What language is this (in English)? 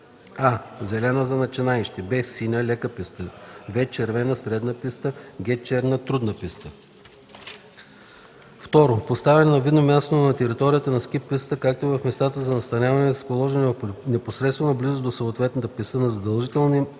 Bulgarian